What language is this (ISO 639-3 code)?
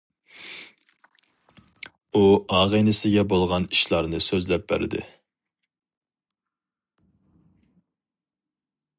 uig